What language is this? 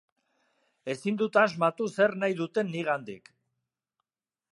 Basque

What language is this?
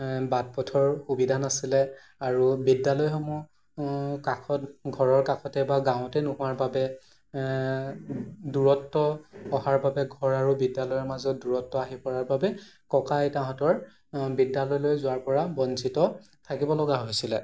Assamese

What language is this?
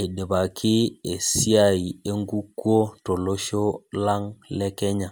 Masai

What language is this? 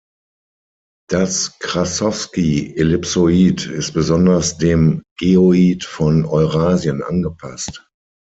German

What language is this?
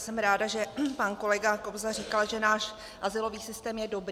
Czech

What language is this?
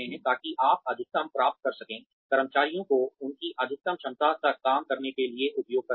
Hindi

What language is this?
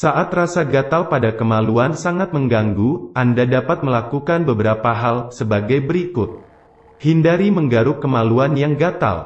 Indonesian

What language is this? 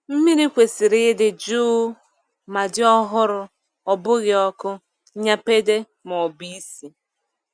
Igbo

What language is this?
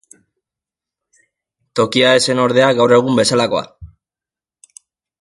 Basque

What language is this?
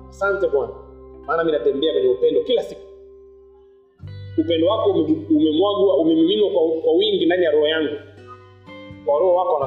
Swahili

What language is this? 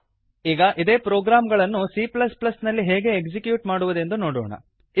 Kannada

